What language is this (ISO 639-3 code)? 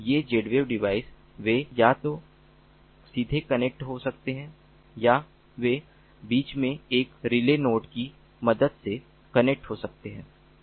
hin